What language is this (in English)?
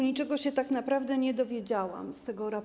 Polish